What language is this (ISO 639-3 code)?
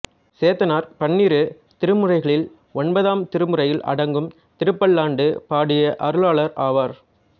tam